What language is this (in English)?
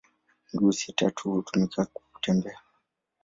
Swahili